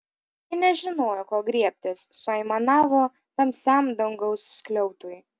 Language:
Lithuanian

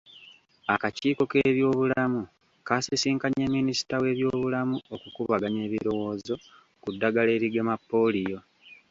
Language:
Ganda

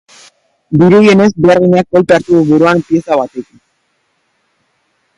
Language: Basque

